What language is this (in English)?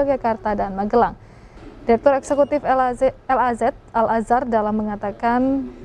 Indonesian